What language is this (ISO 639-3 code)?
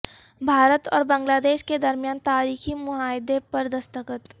urd